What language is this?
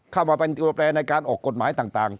Thai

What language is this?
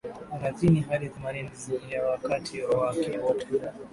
Swahili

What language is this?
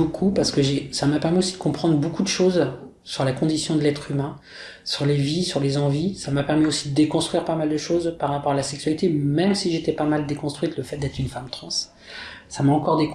French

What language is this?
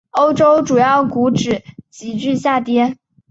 Chinese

